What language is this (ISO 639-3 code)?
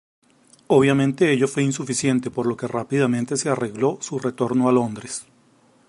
spa